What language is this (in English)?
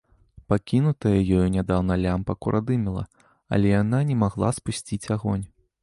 Belarusian